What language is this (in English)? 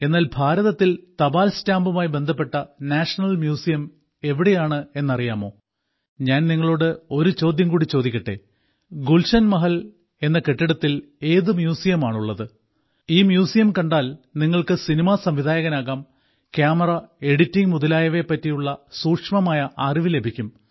Malayalam